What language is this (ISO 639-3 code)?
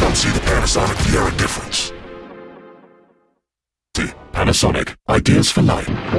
eng